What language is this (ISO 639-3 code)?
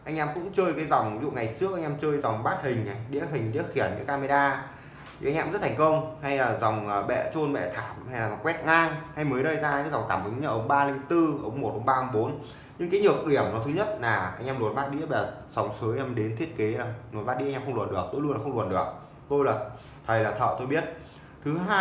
vie